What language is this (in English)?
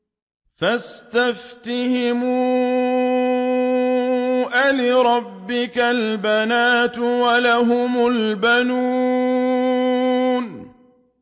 Arabic